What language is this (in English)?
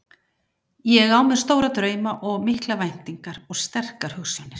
Icelandic